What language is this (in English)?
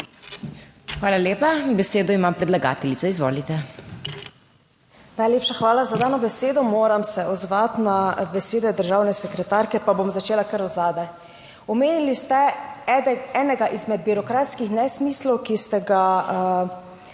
Slovenian